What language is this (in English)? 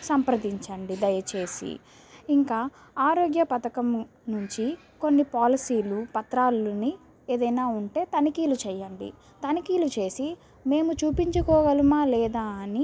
Telugu